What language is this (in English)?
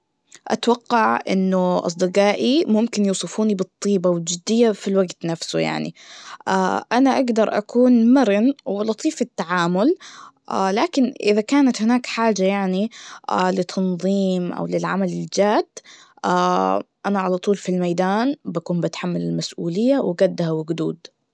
Najdi Arabic